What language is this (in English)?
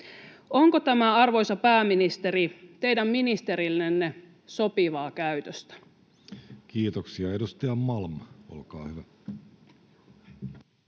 Finnish